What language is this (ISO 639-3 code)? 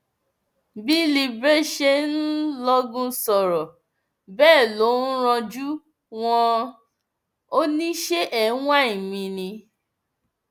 yor